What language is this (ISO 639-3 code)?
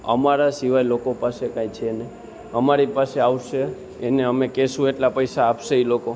guj